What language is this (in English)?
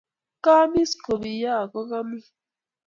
Kalenjin